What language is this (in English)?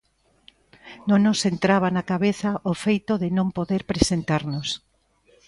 Galician